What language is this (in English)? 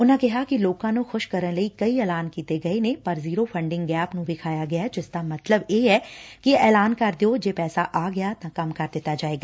Punjabi